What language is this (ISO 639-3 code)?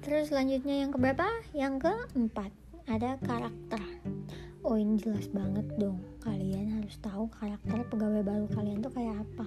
ind